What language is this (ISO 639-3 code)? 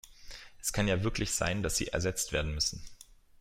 deu